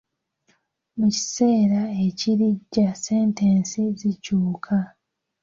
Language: Ganda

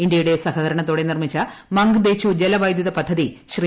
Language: Malayalam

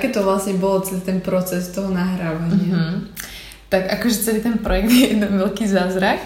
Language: Slovak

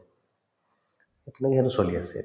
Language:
Assamese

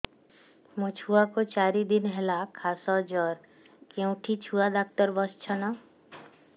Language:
Odia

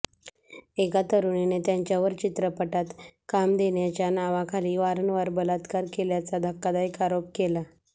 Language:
Marathi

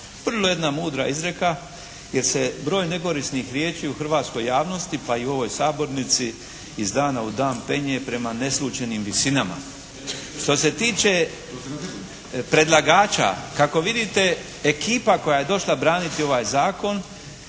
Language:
Croatian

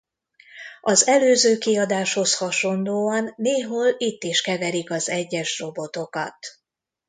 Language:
Hungarian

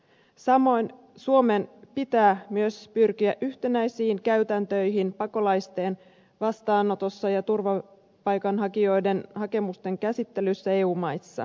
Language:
Finnish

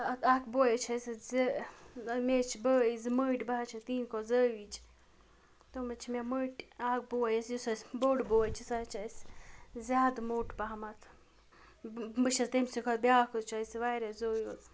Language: Kashmiri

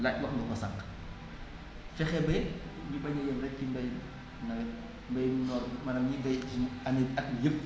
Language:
Wolof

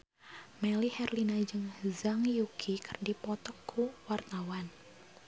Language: Sundanese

